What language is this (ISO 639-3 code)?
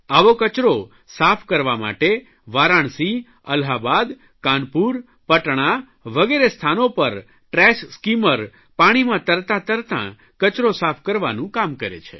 guj